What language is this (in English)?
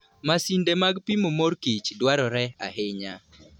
Luo (Kenya and Tanzania)